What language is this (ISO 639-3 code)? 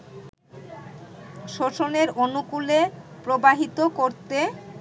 ben